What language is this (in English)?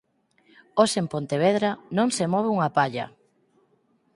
Galician